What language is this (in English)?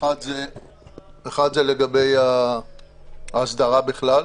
Hebrew